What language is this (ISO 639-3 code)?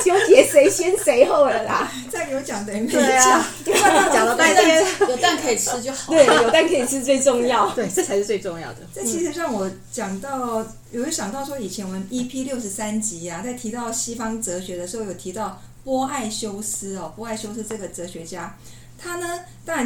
zho